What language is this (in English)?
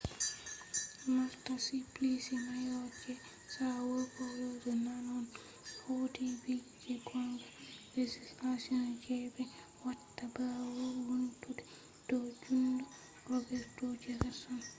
Fula